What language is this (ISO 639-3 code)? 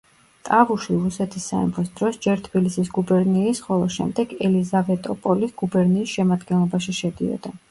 kat